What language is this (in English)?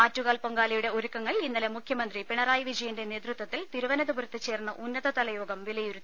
Malayalam